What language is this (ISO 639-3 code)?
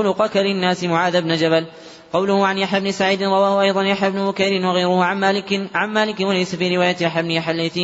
ara